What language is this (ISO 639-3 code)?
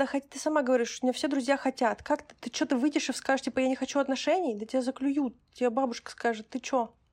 rus